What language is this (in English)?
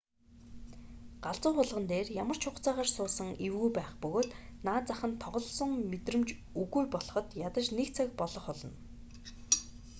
Mongolian